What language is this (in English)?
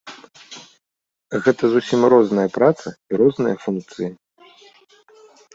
Belarusian